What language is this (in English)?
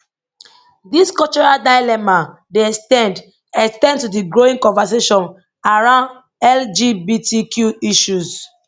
Nigerian Pidgin